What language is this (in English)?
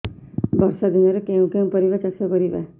Odia